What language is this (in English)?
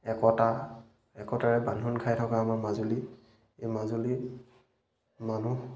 Assamese